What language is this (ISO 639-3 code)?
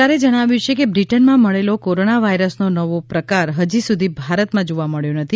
guj